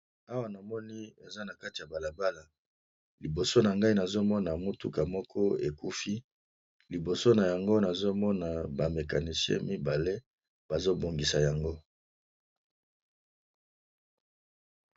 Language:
Lingala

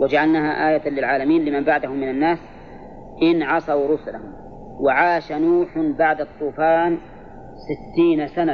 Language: Arabic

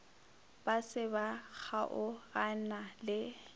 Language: Northern Sotho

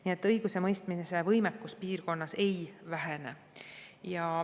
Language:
Estonian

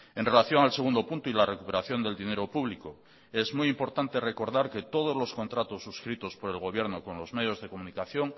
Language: Spanish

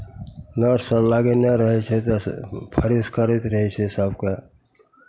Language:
Maithili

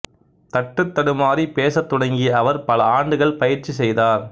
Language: Tamil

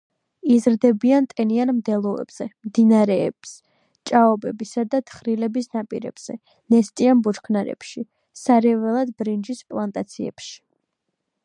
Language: Georgian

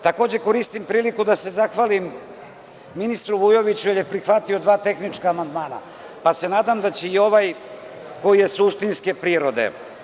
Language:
Serbian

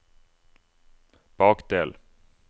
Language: Norwegian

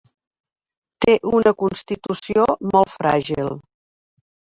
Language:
Catalan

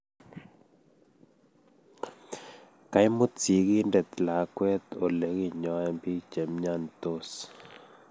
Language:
Kalenjin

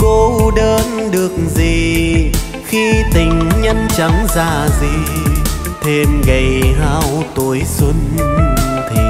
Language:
Vietnamese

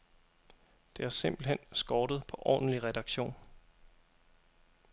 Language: Danish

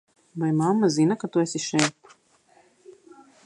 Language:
Latvian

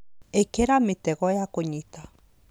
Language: Kikuyu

